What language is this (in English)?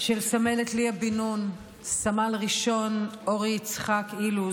Hebrew